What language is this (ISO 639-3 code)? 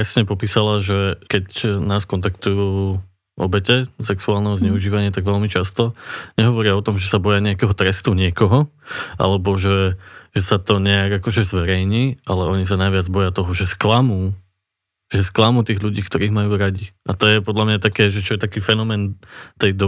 slk